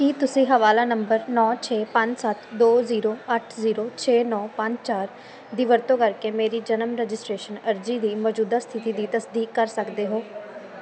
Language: Punjabi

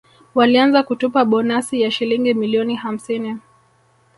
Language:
Swahili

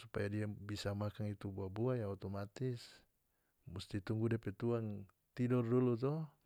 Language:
North Moluccan Malay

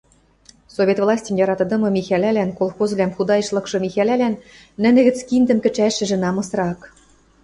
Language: Western Mari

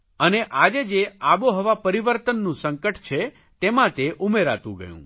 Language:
Gujarati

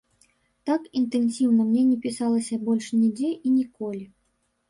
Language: Belarusian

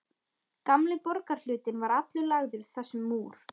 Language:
Icelandic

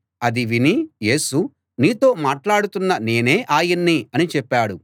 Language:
Telugu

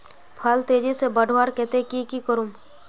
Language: Magahi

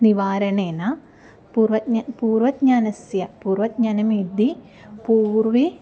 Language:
Sanskrit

